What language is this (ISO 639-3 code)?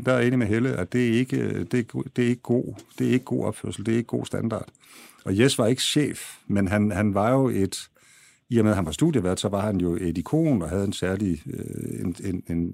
dan